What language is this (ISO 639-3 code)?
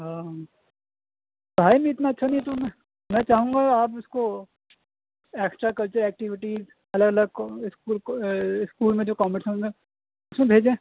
urd